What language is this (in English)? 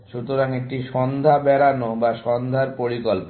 Bangla